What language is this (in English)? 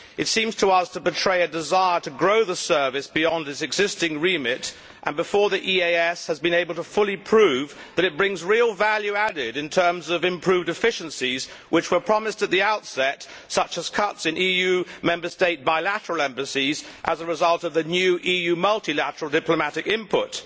English